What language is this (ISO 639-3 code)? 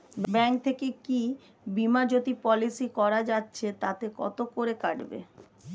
ben